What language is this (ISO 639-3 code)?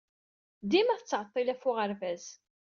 kab